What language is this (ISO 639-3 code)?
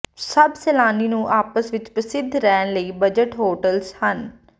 pan